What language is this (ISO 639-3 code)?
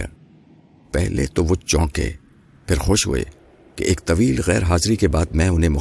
urd